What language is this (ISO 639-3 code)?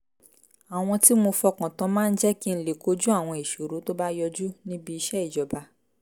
yor